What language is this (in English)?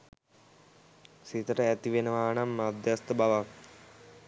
Sinhala